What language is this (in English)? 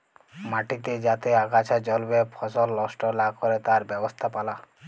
Bangla